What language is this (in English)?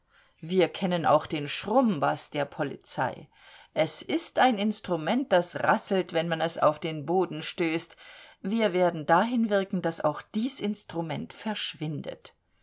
German